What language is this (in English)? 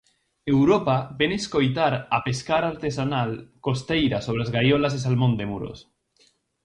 Galician